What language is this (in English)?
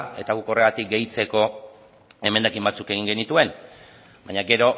Basque